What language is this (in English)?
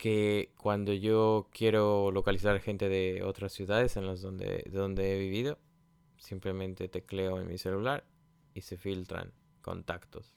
Spanish